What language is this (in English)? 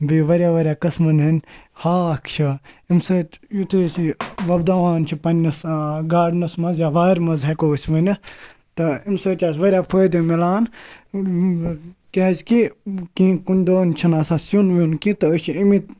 Kashmiri